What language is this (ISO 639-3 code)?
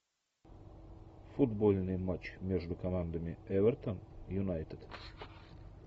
rus